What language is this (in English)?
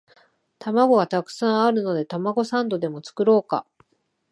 Japanese